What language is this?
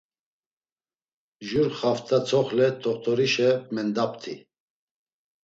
Laz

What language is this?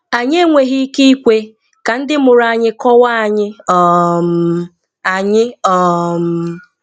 Igbo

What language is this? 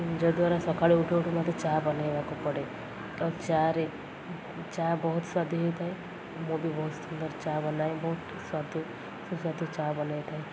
Odia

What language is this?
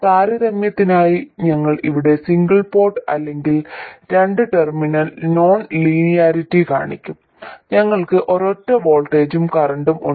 Malayalam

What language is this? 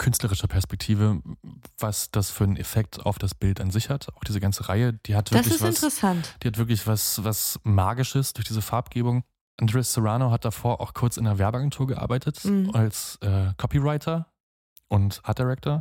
German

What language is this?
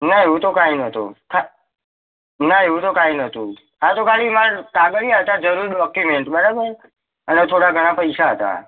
Gujarati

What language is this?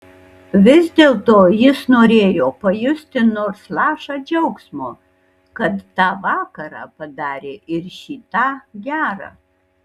Lithuanian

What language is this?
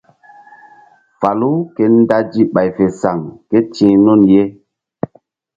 Mbum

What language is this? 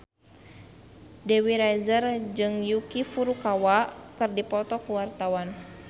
Sundanese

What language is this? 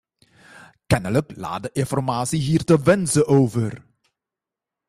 Dutch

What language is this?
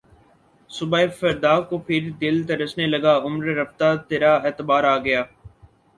Urdu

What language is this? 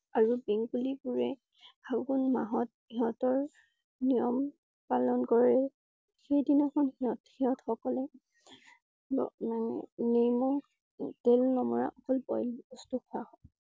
Assamese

